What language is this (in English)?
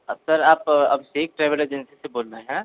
Hindi